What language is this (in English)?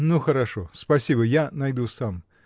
Russian